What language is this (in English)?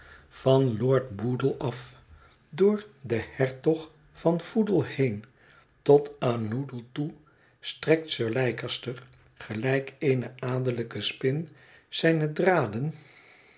Dutch